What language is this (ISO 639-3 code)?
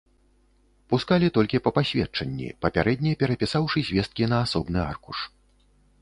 bel